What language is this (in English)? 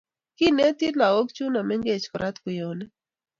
Kalenjin